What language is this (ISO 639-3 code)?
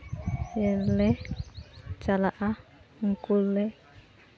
sat